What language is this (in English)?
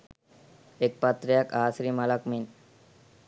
Sinhala